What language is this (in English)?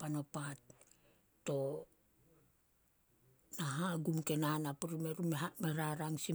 Solos